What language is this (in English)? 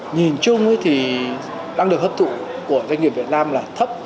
Vietnamese